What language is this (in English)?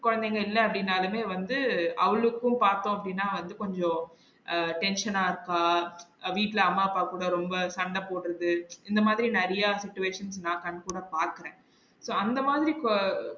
Tamil